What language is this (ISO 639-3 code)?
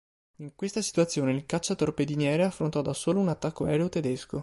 ita